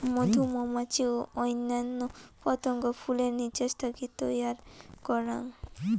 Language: Bangla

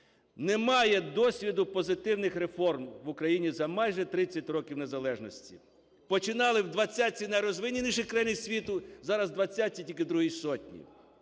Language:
Ukrainian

